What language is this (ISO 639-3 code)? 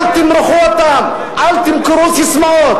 heb